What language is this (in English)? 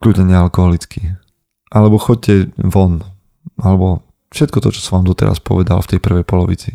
Slovak